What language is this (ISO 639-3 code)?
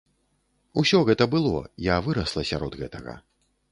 bel